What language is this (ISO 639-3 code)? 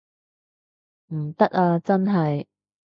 yue